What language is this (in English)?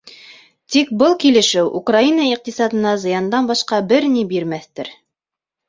Bashkir